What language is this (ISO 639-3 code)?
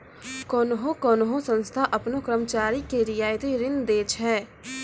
mai